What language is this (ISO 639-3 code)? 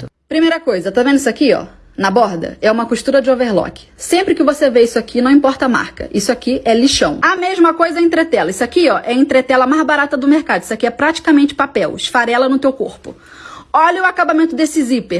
por